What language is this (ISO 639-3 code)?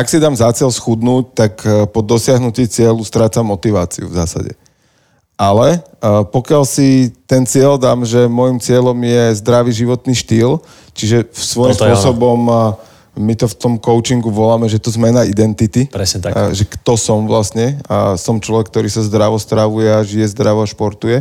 slk